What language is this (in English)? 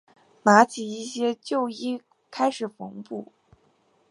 Chinese